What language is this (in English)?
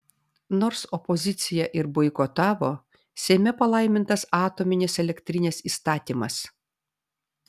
Lithuanian